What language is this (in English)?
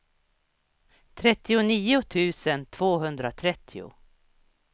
Swedish